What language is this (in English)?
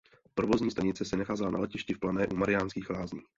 Czech